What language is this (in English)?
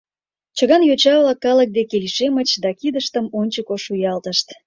Mari